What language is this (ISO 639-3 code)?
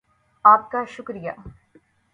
urd